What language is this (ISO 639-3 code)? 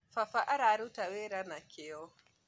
kik